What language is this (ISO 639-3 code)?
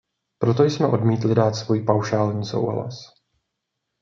ces